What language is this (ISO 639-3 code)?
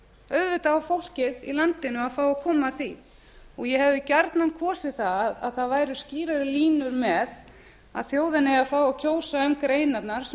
isl